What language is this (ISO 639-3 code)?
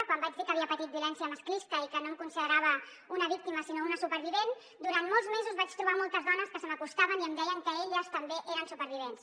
cat